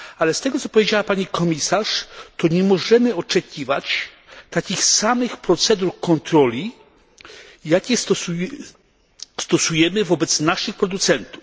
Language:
Polish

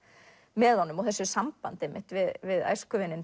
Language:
Icelandic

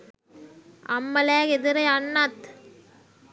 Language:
Sinhala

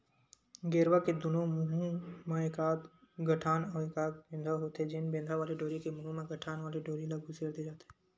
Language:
Chhattisgarhi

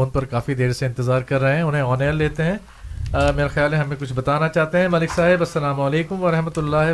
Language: Urdu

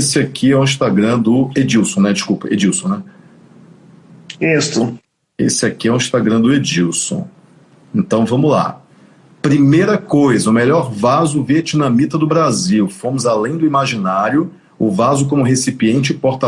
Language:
Portuguese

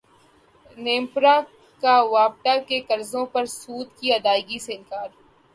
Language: Urdu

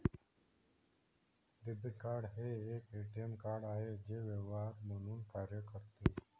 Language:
Marathi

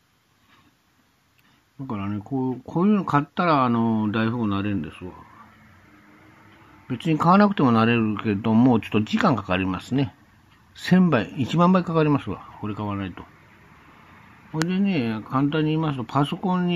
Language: Japanese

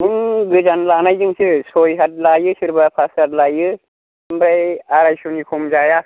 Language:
Bodo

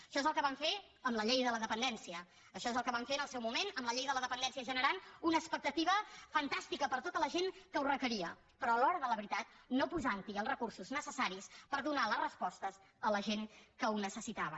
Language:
Catalan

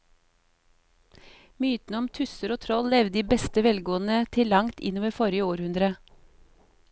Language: Norwegian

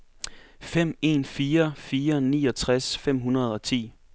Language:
Danish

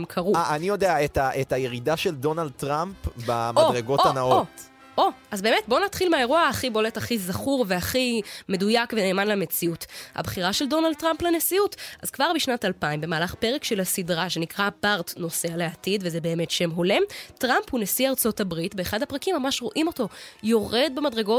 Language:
Hebrew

